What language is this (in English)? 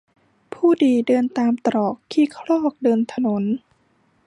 Thai